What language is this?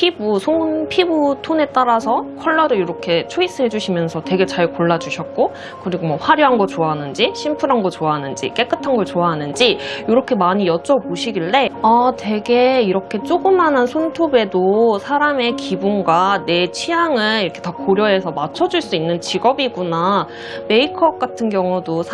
Korean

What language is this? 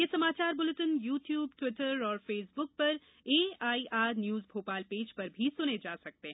Hindi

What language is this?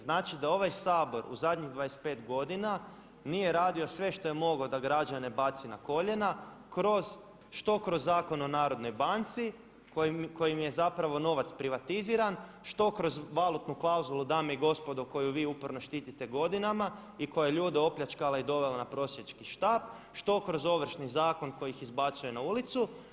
Croatian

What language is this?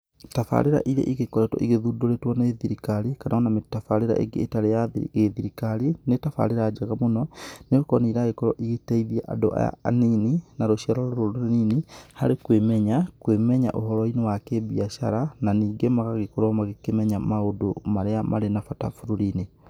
Kikuyu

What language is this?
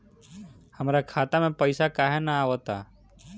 Bhojpuri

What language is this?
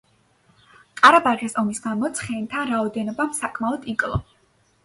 Georgian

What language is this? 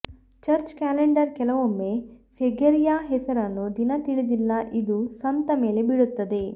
Kannada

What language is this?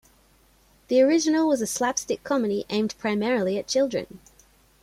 English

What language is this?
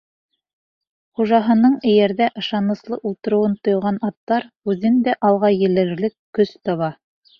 Bashkir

